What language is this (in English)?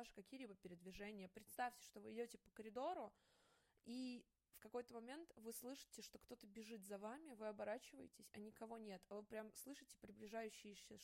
Russian